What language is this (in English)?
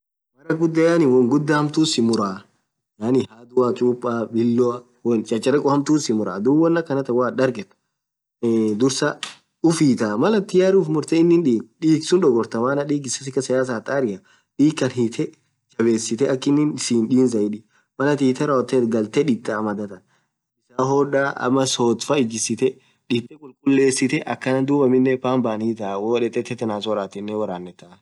Orma